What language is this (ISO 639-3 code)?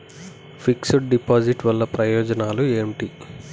tel